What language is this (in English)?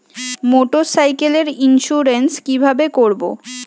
Bangla